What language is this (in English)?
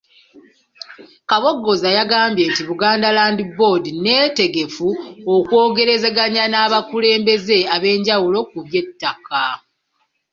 Ganda